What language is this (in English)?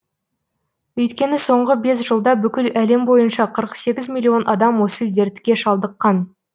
Kazakh